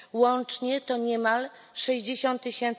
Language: Polish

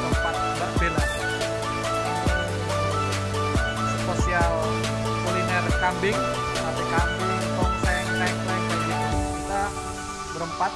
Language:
Indonesian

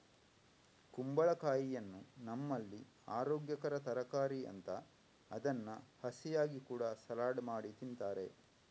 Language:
Kannada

